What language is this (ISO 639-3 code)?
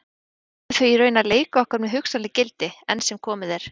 isl